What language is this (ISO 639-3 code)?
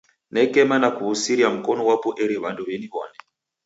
dav